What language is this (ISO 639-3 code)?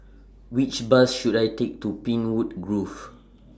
eng